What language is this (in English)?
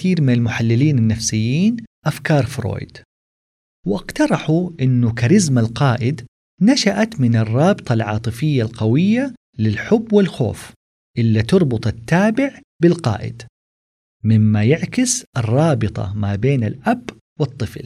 Arabic